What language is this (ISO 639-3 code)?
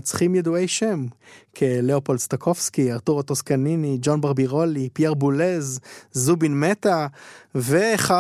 heb